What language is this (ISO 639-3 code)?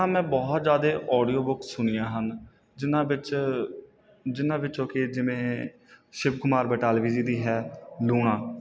pan